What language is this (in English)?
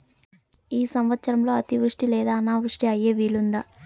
Telugu